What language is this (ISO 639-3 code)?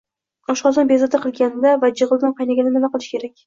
uzb